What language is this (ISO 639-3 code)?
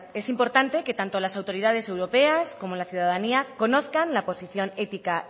spa